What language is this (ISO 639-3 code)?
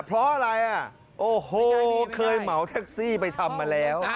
tha